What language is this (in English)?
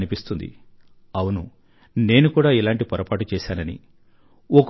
Telugu